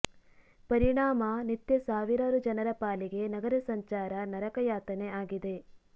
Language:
Kannada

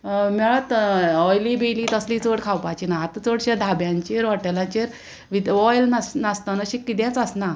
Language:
Konkani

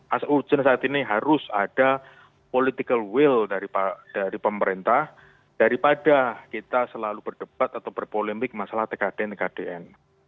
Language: Indonesian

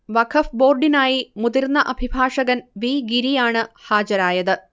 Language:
Malayalam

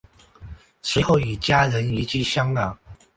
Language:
Chinese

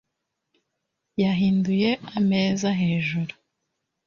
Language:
Kinyarwanda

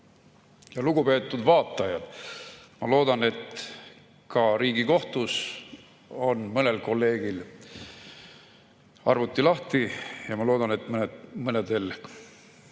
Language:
Estonian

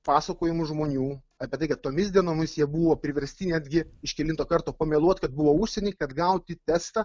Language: Lithuanian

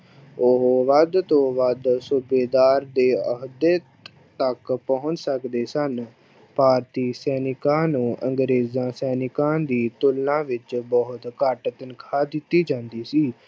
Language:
Punjabi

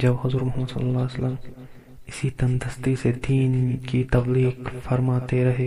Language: Urdu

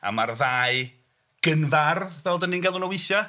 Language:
Welsh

